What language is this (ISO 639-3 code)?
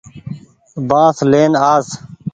gig